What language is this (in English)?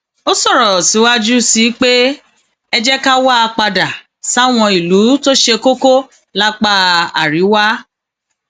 Yoruba